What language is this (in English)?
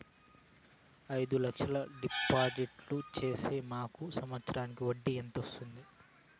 Telugu